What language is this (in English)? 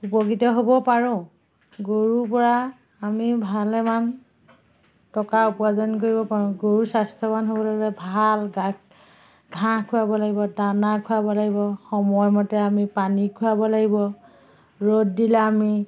Assamese